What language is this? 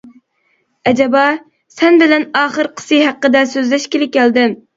Uyghur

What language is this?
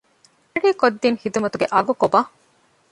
Divehi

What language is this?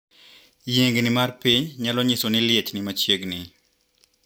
Luo (Kenya and Tanzania)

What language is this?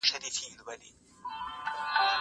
Pashto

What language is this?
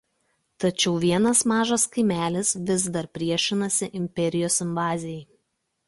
Lithuanian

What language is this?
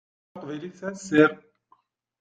Kabyle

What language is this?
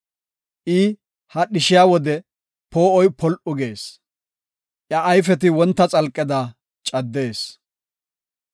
Gofa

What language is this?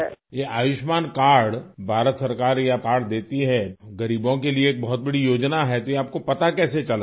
Urdu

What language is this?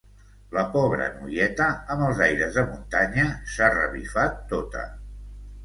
Catalan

